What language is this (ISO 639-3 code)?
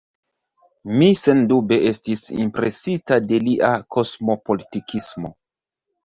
epo